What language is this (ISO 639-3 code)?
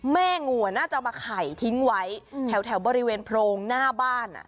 tha